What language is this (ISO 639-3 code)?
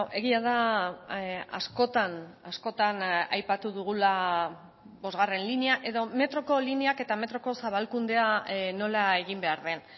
eus